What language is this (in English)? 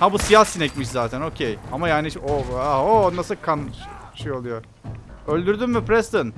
Turkish